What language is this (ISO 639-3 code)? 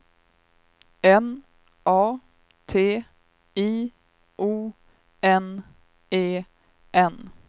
swe